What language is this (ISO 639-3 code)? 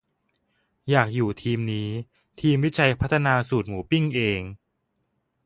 tha